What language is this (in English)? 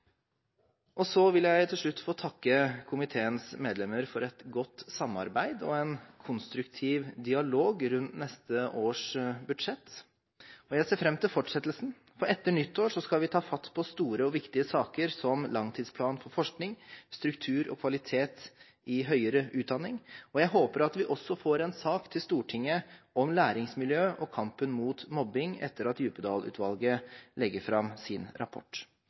Norwegian Bokmål